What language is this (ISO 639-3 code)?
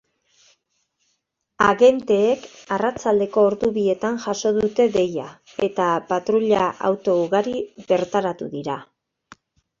eus